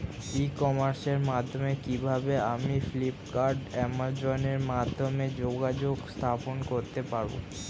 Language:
Bangla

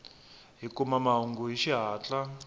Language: Tsonga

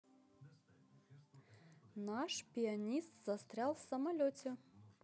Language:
Russian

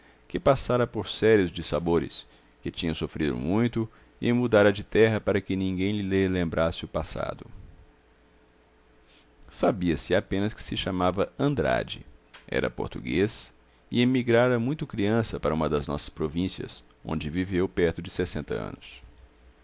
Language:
Portuguese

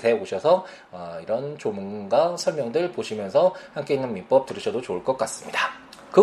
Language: Korean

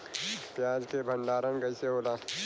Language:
Bhojpuri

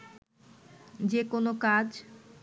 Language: Bangla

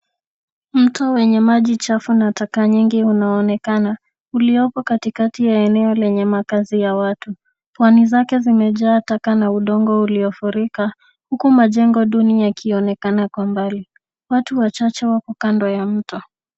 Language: Swahili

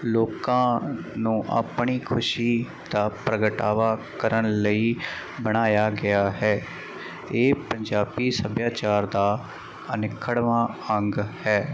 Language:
Punjabi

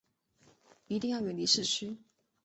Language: Chinese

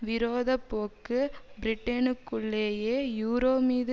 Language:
Tamil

